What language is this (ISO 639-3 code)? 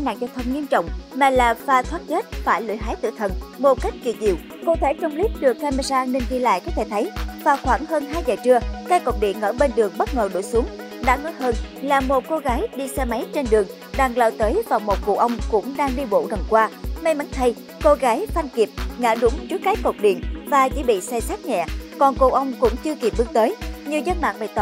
vie